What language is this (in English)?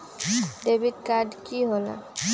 Magahi